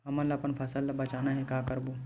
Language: Chhattisgarhi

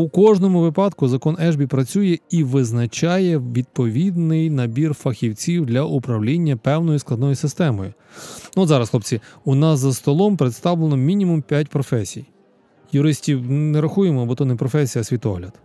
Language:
Ukrainian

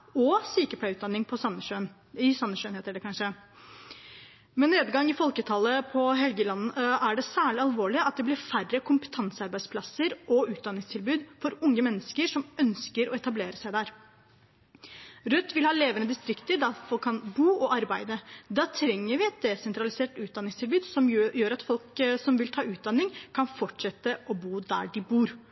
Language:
Norwegian Bokmål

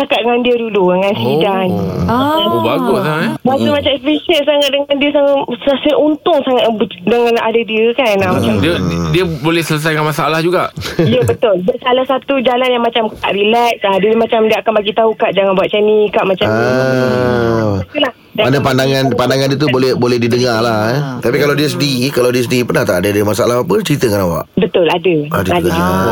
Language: Malay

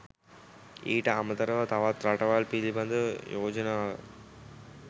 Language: Sinhala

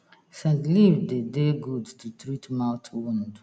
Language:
Nigerian Pidgin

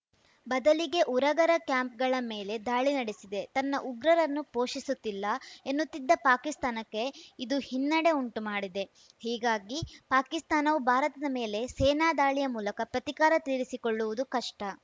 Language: Kannada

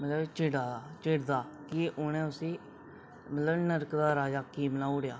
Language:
Dogri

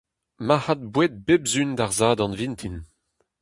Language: Breton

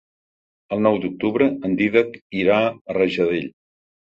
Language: Catalan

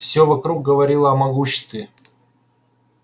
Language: Russian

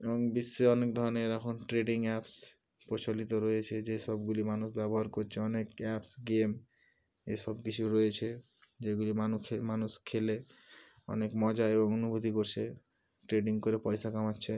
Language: Bangla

